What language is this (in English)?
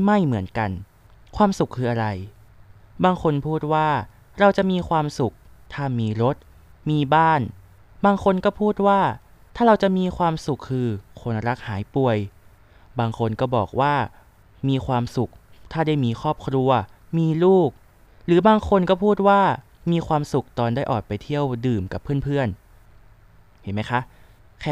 Thai